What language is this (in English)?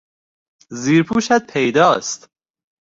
Persian